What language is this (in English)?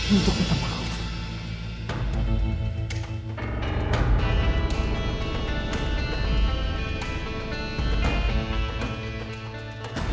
Indonesian